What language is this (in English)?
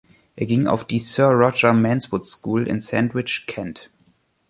German